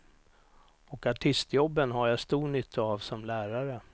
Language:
Swedish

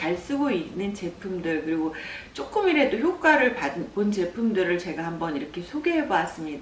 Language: Korean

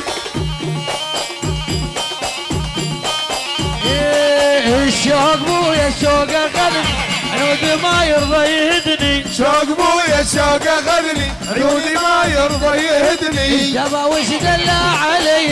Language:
Arabic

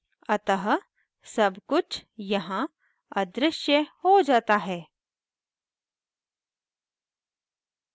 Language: Hindi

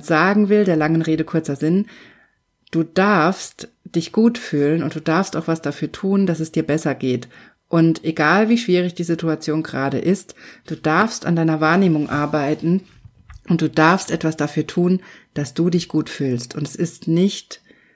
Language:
German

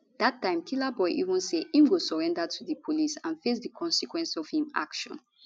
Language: Nigerian Pidgin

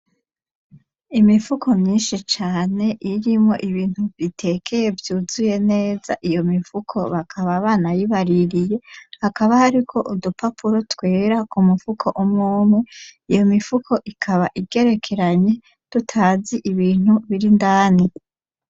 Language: Rundi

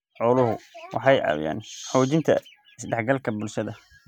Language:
Somali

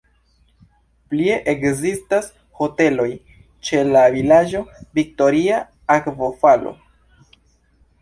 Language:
Esperanto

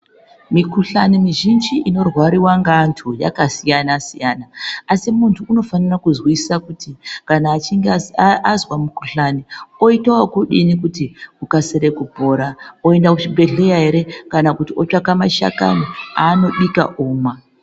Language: Ndau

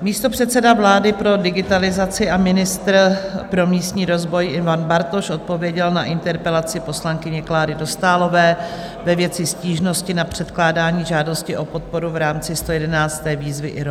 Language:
Czech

